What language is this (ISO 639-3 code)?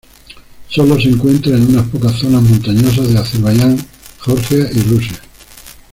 spa